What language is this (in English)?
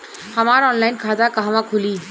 Bhojpuri